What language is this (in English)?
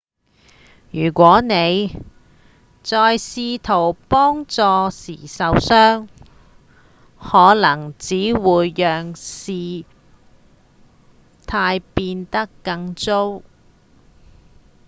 Cantonese